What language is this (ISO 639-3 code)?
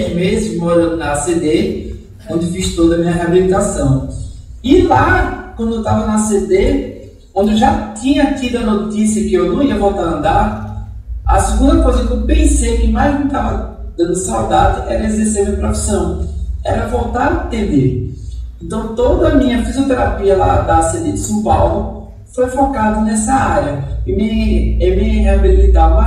por